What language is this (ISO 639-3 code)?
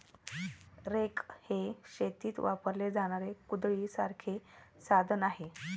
mar